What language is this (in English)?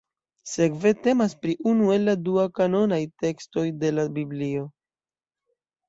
Esperanto